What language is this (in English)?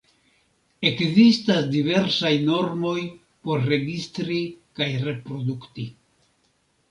Esperanto